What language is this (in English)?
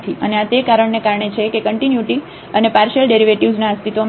Gujarati